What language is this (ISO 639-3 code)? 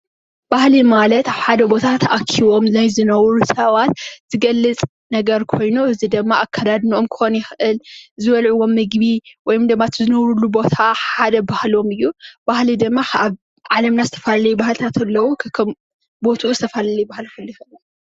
tir